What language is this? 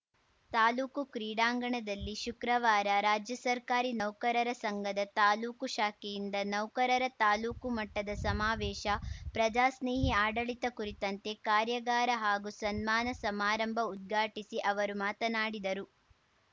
Kannada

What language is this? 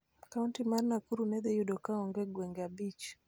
Luo (Kenya and Tanzania)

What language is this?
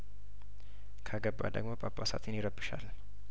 Amharic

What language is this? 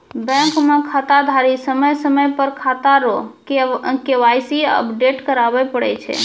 Maithili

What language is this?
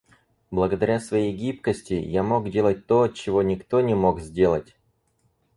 Russian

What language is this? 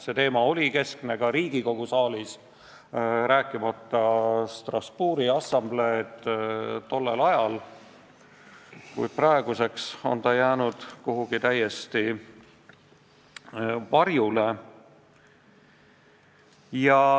Estonian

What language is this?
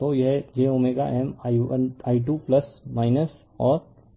Hindi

